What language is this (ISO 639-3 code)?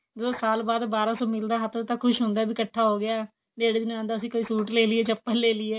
pan